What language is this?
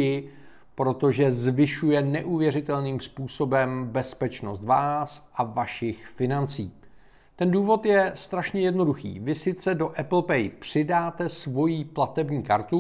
Czech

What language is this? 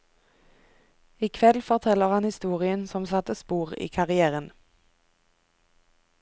Norwegian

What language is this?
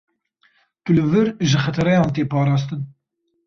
Kurdish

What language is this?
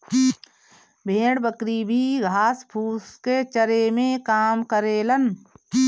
Bhojpuri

